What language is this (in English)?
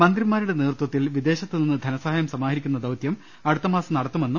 Malayalam